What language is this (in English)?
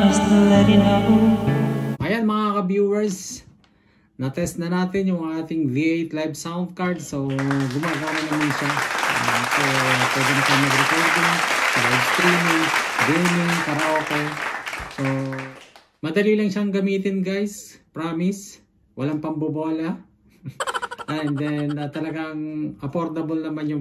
Filipino